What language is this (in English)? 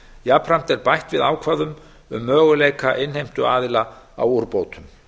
Icelandic